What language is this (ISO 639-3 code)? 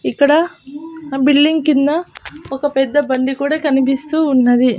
tel